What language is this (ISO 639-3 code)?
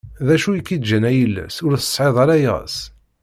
kab